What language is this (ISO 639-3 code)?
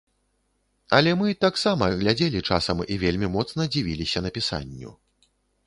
bel